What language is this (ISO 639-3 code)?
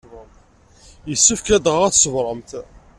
kab